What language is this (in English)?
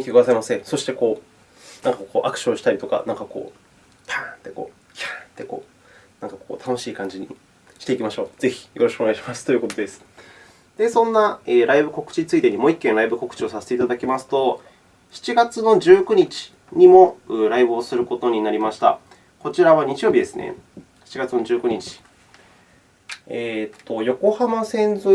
Japanese